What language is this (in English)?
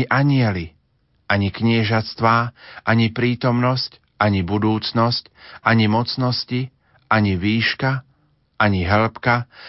Slovak